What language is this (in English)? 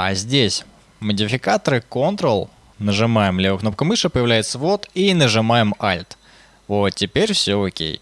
Russian